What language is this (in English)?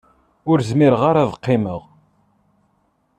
Kabyle